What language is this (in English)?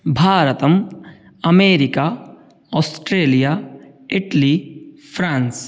Sanskrit